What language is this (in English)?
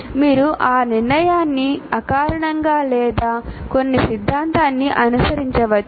Telugu